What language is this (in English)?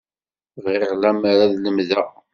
Kabyle